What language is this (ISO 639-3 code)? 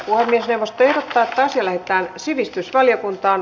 fin